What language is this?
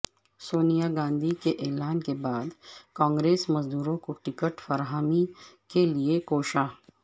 Urdu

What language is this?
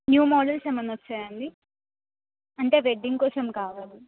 Telugu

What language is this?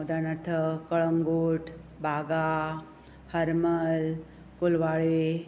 Konkani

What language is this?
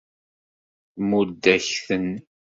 Kabyle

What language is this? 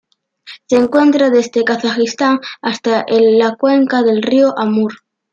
Spanish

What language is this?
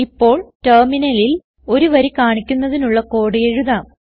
Malayalam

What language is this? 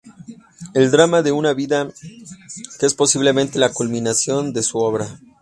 Spanish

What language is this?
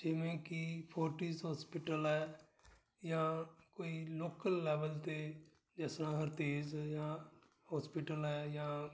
Punjabi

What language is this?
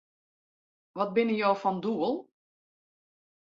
Western Frisian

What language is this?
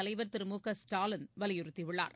Tamil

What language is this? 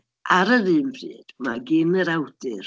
Welsh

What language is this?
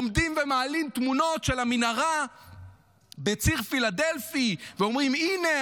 Hebrew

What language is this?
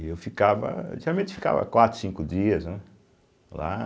Portuguese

